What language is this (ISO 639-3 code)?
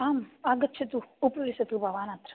san